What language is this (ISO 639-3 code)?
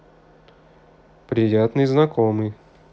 rus